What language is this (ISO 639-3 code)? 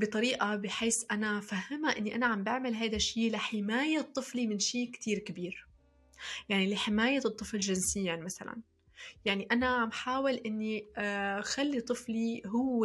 ara